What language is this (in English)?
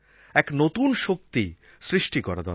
Bangla